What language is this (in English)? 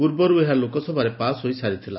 Odia